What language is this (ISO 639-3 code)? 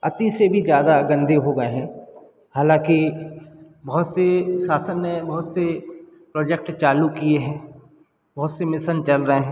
hin